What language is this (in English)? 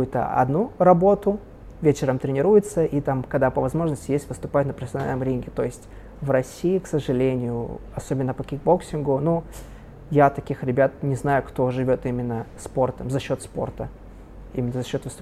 Russian